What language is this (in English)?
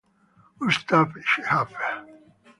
Italian